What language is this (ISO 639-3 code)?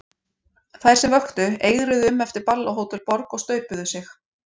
isl